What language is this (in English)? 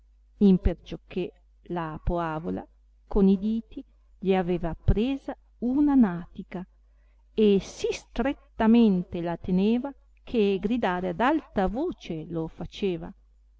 Italian